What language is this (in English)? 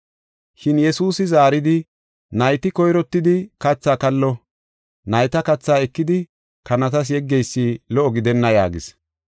Gofa